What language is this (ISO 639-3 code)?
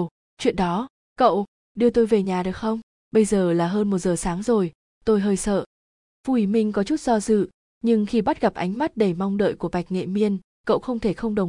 vie